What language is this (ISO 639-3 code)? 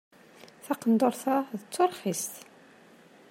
kab